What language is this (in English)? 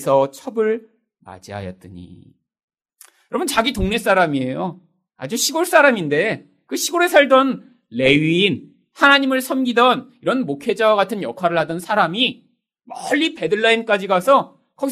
Korean